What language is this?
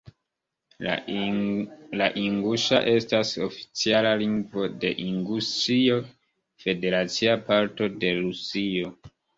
Esperanto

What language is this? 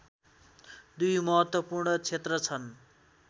Nepali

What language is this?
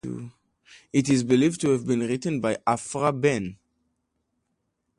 English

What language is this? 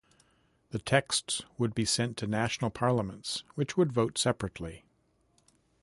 English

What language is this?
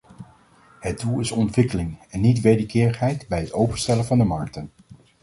Dutch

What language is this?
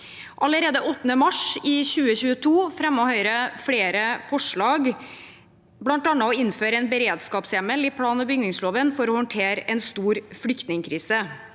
Norwegian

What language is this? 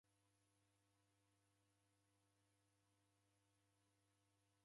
Taita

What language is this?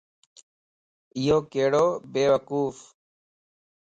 Lasi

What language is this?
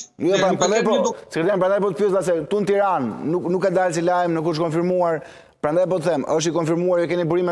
Romanian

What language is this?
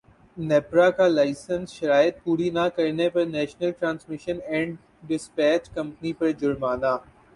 Urdu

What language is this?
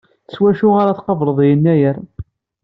Kabyle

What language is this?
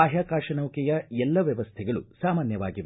Kannada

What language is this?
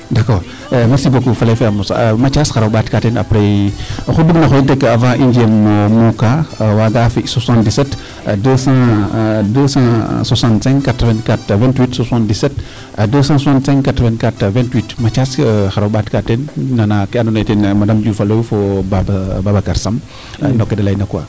Serer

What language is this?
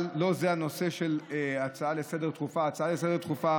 Hebrew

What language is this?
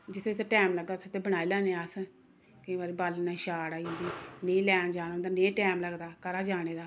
Dogri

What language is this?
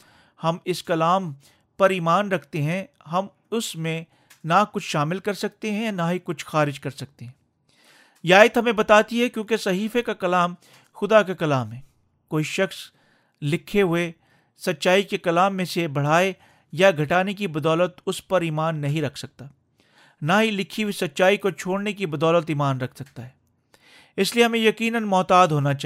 Urdu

